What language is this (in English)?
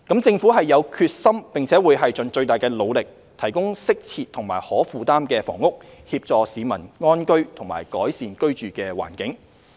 Cantonese